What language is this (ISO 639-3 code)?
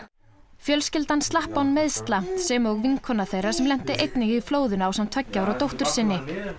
isl